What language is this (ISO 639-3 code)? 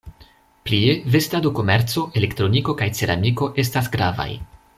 epo